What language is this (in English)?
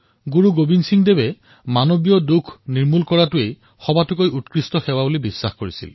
Assamese